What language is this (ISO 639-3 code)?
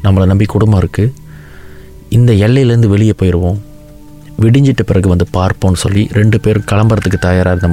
tam